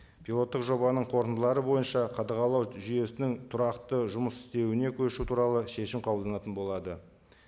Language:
Kazakh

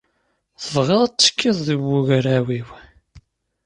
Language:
Kabyle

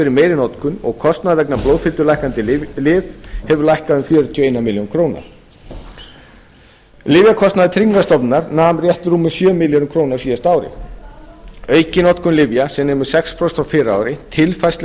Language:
Icelandic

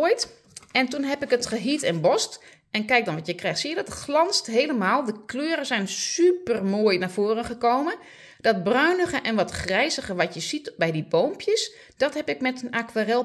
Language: Dutch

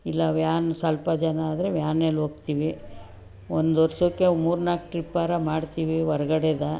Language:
Kannada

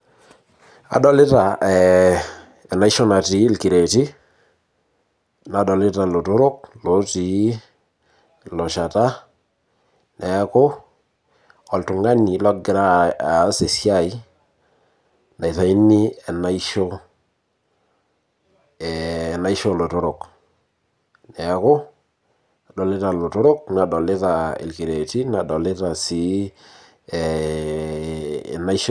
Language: Masai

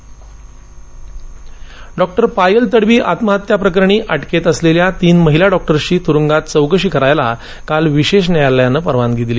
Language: Marathi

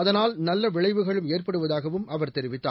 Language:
Tamil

